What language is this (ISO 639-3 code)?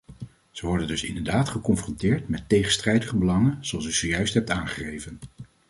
nld